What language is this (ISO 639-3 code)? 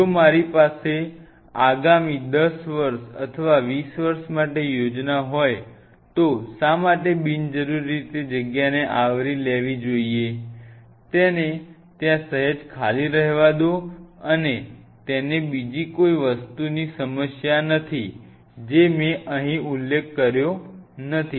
guj